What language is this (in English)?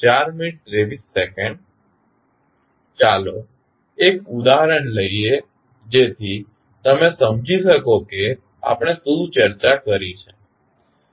Gujarati